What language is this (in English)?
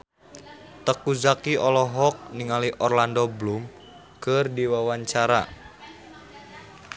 Sundanese